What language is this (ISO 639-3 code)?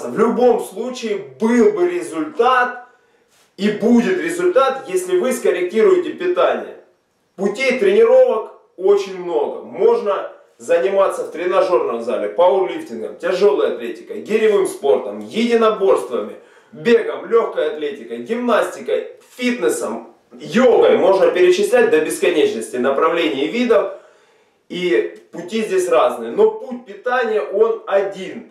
rus